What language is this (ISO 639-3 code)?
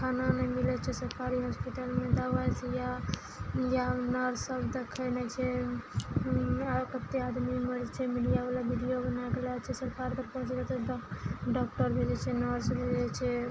mai